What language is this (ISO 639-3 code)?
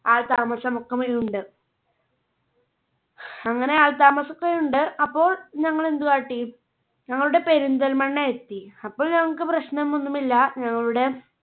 mal